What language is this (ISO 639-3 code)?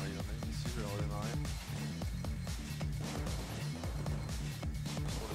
fra